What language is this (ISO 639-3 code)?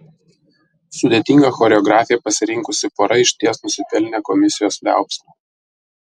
lit